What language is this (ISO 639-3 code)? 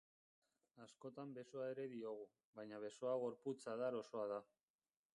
eus